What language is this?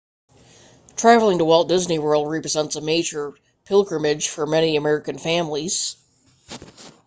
English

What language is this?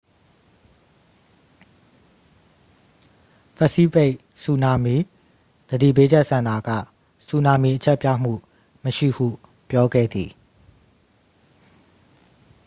Burmese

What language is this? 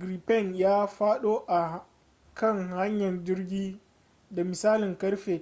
Hausa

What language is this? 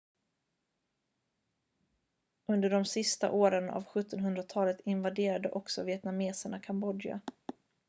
Swedish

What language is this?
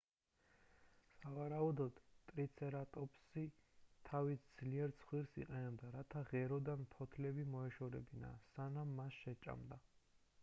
Georgian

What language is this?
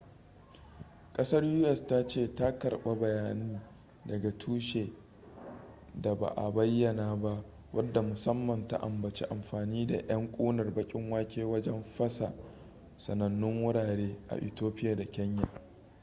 Hausa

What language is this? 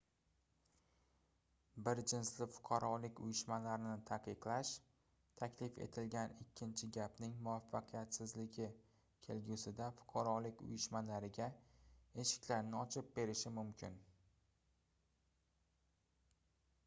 Uzbek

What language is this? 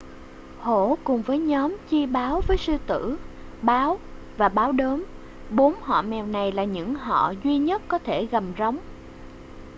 Vietnamese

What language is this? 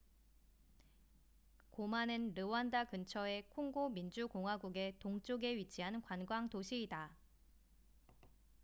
Korean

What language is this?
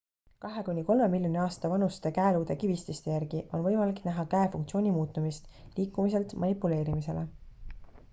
Estonian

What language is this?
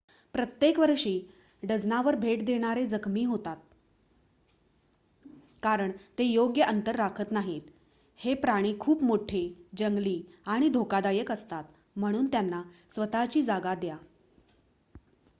Marathi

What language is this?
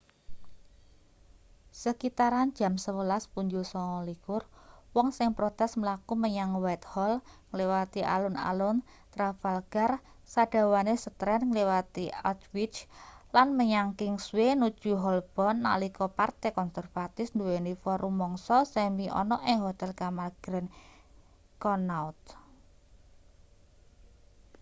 Javanese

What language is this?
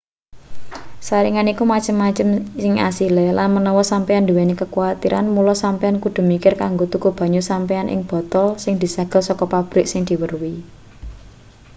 Javanese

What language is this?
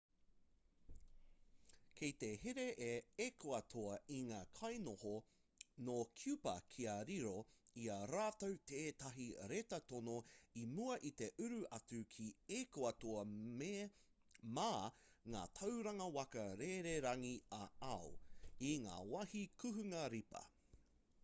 Māori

